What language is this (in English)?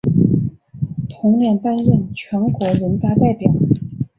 Chinese